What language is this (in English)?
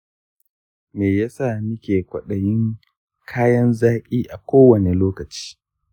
Hausa